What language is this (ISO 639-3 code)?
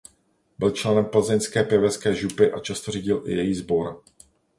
ces